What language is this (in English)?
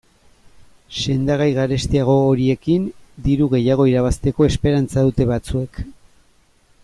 Basque